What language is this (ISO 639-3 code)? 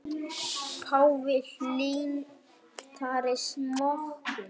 isl